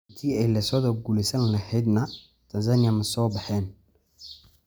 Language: Somali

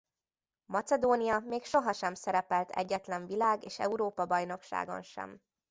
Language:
Hungarian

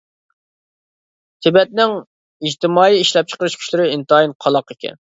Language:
Uyghur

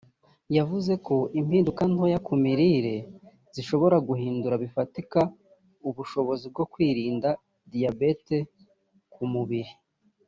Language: Kinyarwanda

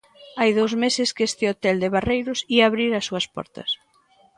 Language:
Galician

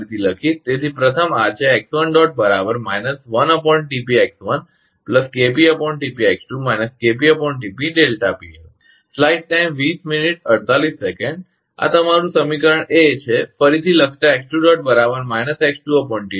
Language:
Gujarati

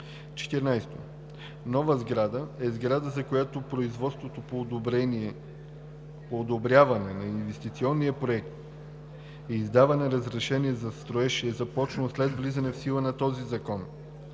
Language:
Bulgarian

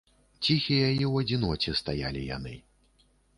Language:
Belarusian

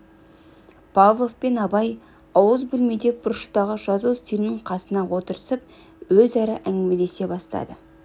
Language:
Kazakh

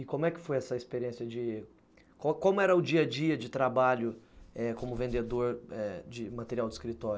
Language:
Portuguese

